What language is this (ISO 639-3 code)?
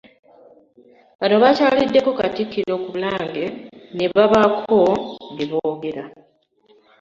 lug